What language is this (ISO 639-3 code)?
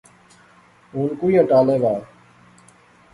phr